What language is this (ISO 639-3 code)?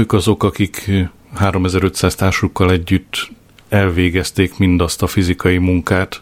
hun